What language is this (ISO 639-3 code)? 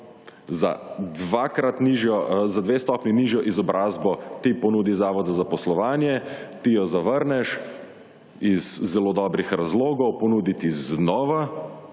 slv